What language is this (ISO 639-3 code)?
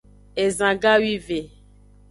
ajg